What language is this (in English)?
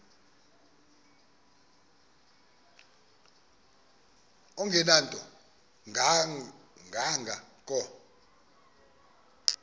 Xhosa